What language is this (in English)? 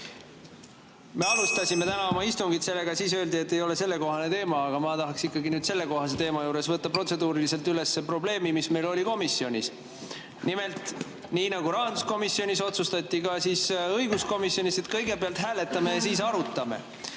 Estonian